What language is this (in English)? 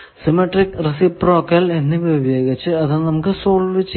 Malayalam